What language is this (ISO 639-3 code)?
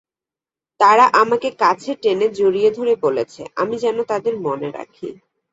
ben